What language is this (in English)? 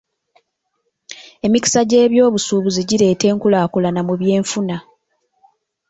Ganda